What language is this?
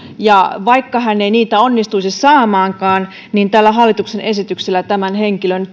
Finnish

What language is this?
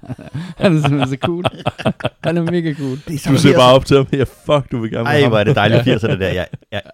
Danish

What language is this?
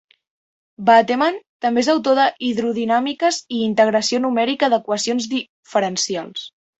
Catalan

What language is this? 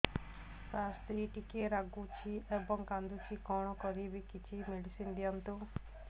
Odia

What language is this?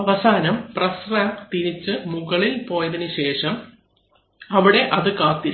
Malayalam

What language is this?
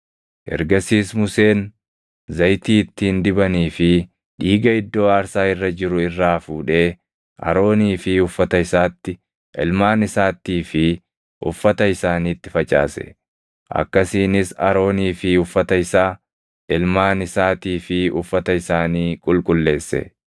Oromo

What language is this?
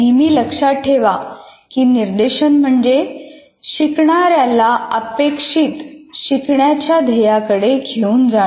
Marathi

